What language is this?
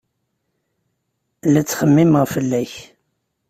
Kabyle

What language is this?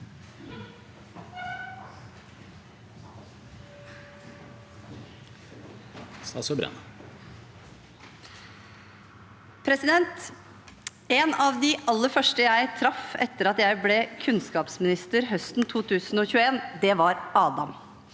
Norwegian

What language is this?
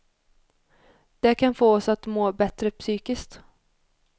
Swedish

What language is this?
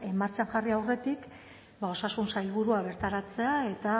Basque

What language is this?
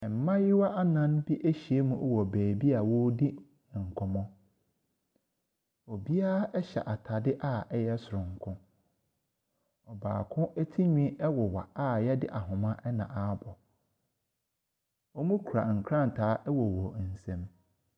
Akan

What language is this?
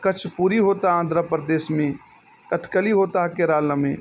Urdu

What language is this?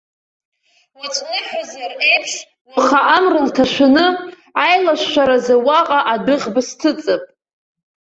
Abkhazian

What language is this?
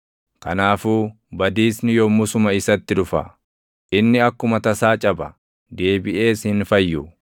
Oromo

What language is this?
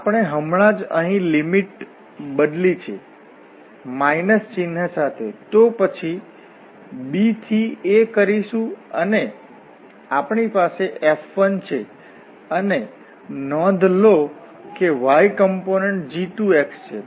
Gujarati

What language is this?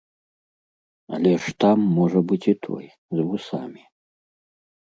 Belarusian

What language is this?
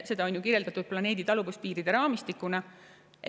Estonian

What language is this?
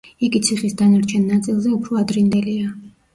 Georgian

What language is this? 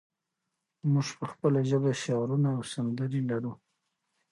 Pashto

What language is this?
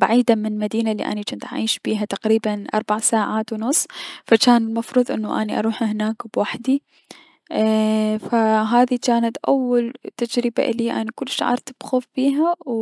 Mesopotamian Arabic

